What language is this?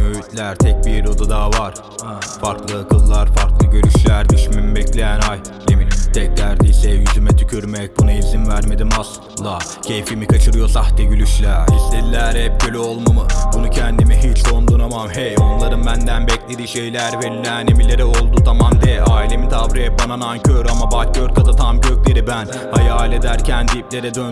Turkish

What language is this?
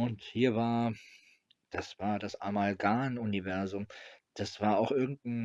German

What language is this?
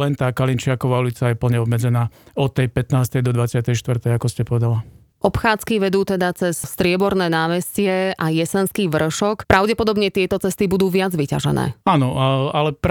Slovak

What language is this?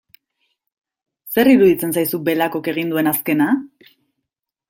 Basque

